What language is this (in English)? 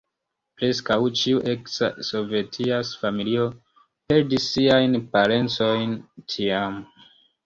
Esperanto